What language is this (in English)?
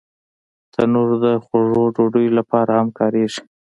Pashto